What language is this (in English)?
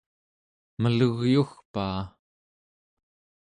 Central Yupik